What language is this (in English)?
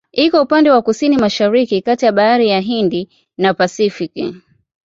Swahili